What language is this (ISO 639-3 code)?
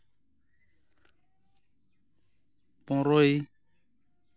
sat